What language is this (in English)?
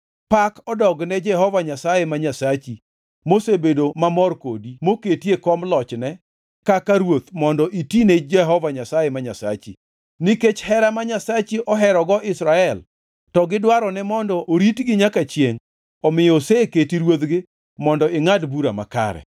Luo (Kenya and Tanzania)